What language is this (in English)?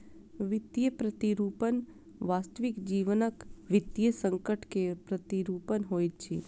Maithili